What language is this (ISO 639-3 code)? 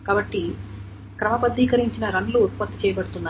tel